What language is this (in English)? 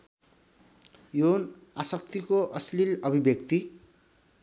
Nepali